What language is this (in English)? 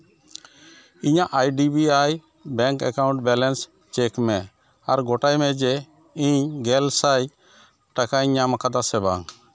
Santali